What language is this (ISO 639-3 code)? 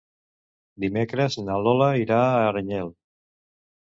cat